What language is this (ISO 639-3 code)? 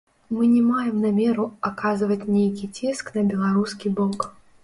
bel